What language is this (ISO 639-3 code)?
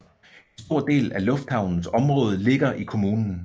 dan